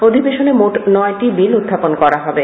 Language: Bangla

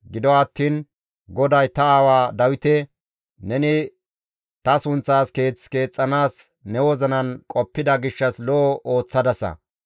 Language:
Gamo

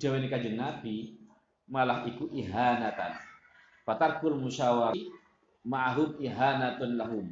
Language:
Indonesian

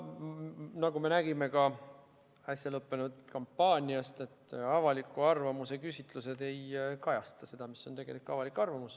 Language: Estonian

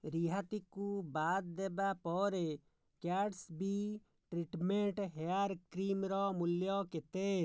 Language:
Odia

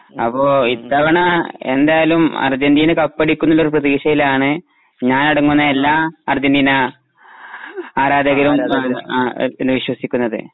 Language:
Malayalam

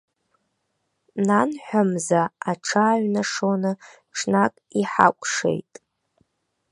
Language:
Abkhazian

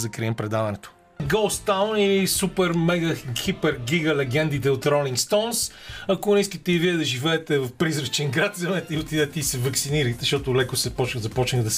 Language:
Bulgarian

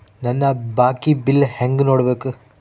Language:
Kannada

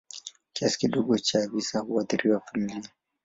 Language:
Swahili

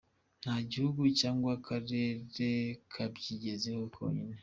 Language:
Kinyarwanda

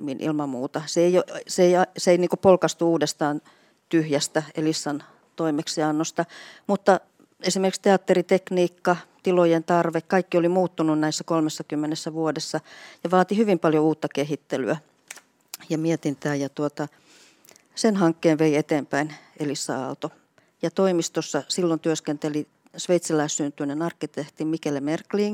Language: Finnish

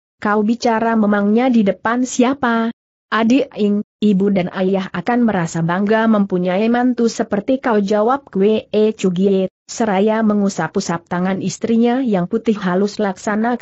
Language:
Indonesian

